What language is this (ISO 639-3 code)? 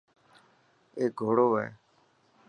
mki